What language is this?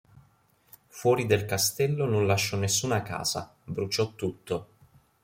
Italian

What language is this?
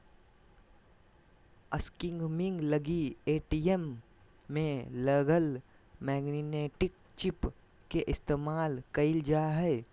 Magahi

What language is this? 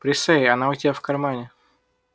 Russian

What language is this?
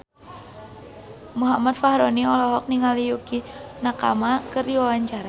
Sundanese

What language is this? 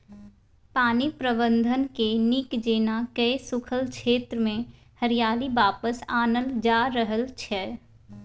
Maithili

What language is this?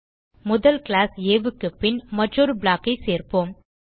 Tamil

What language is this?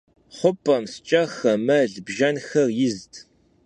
Kabardian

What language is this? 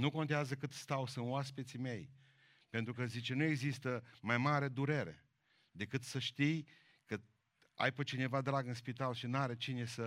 Romanian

